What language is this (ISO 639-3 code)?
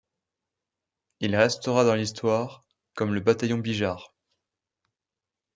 fra